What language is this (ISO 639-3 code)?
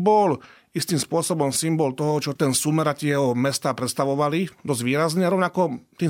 slk